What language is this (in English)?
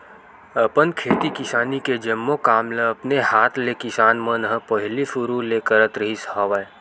Chhattisgarhi